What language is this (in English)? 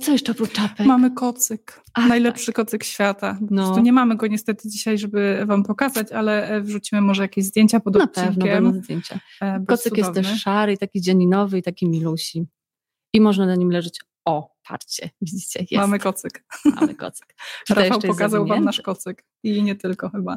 Polish